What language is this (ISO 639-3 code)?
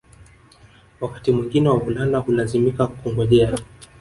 swa